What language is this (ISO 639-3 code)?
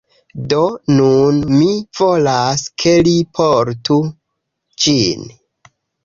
epo